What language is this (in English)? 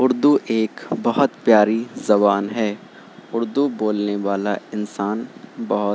Urdu